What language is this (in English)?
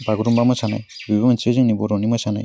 Bodo